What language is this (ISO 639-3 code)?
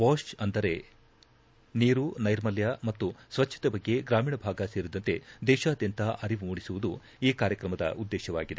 kan